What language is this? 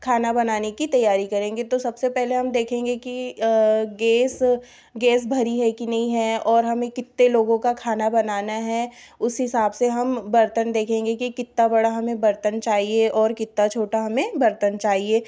Hindi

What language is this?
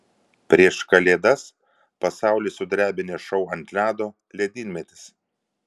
Lithuanian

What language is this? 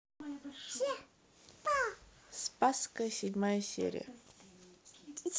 Russian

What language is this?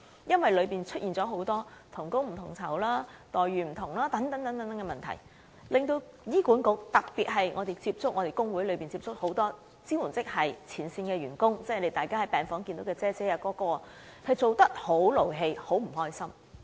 Cantonese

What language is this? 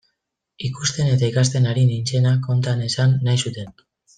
Basque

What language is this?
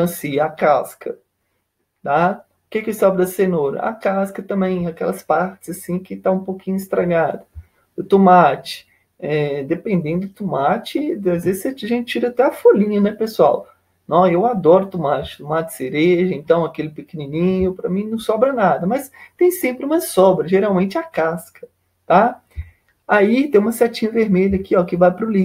Portuguese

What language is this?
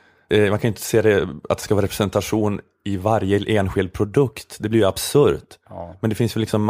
Swedish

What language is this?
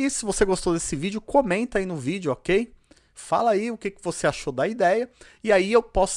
Portuguese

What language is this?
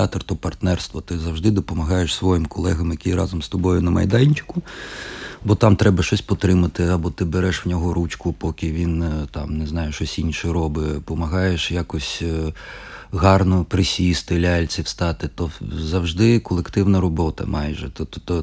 Ukrainian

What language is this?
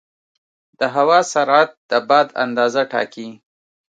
Pashto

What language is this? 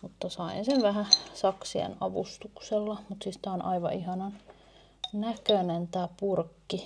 Finnish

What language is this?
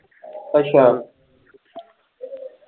Punjabi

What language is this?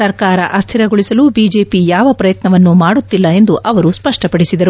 Kannada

